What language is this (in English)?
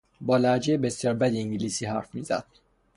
Persian